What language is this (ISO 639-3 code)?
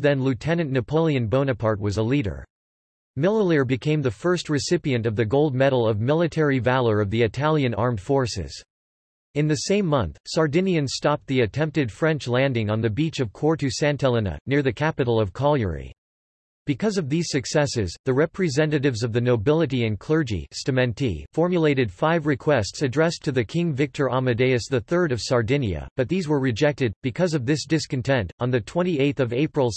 eng